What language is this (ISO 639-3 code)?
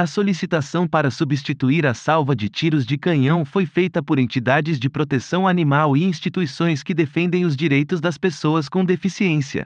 por